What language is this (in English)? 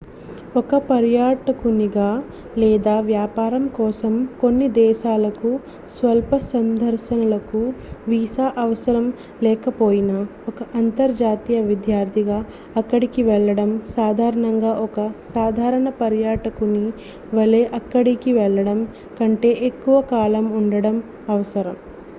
Telugu